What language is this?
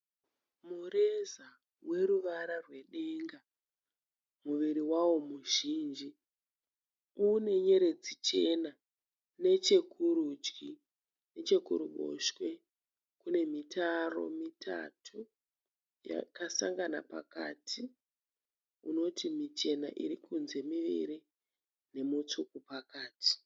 Shona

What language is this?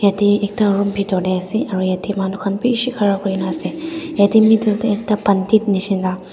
Naga Pidgin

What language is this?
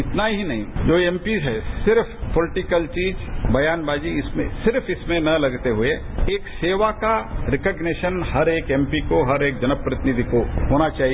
Hindi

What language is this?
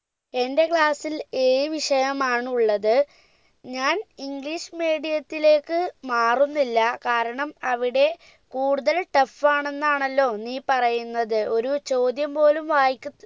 Malayalam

